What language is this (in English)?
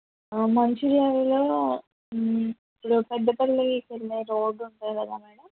Telugu